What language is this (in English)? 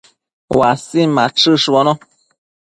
Matsés